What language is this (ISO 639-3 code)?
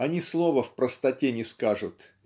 rus